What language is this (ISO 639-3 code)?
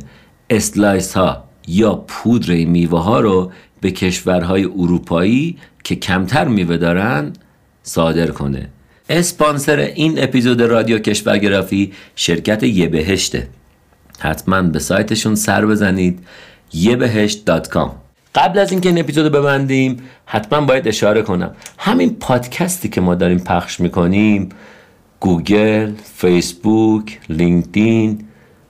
fas